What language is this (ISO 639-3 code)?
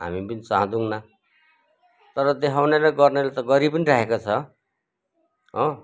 nep